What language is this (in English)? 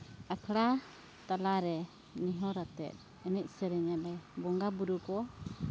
Santali